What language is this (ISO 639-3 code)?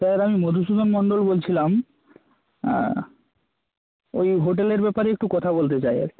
ben